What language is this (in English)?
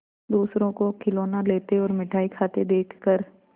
Hindi